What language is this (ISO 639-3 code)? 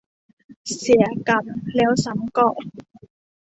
tha